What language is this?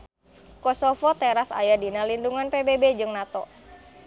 Sundanese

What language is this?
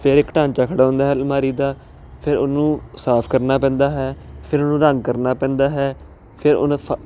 Punjabi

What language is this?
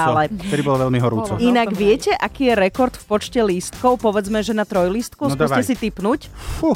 Slovak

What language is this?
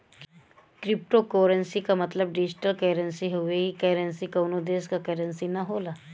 Bhojpuri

